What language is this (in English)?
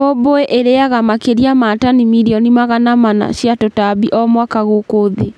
Kikuyu